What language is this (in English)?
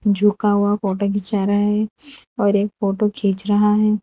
Hindi